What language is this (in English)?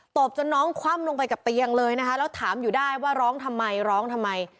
Thai